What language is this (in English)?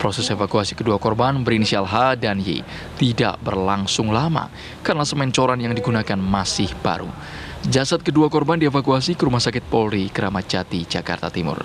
Indonesian